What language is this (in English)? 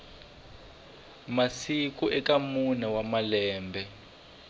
Tsonga